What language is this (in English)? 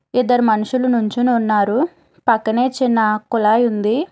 Telugu